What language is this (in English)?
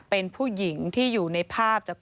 Thai